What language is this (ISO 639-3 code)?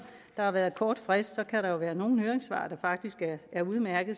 dan